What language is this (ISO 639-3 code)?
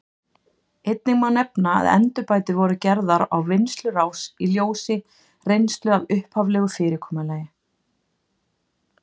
isl